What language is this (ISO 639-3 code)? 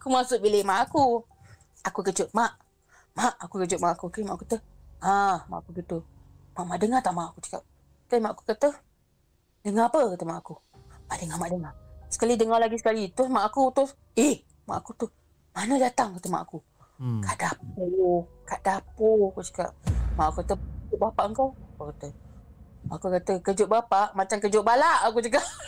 msa